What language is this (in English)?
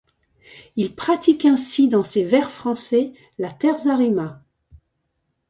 French